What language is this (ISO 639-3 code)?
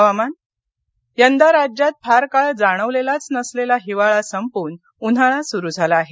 mar